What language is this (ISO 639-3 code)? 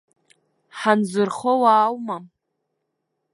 abk